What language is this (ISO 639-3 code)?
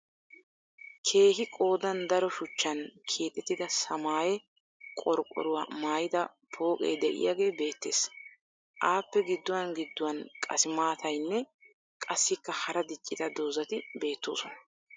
wal